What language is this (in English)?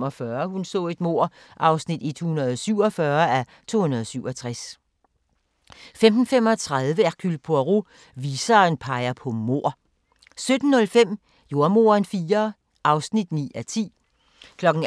Danish